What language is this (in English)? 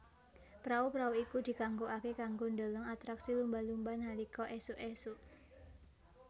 Javanese